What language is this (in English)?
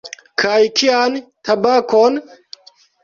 Esperanto